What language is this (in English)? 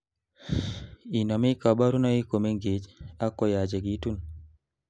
Kalenjin